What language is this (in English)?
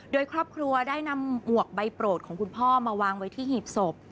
Thai